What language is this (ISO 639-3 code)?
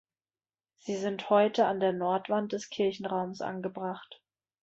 deu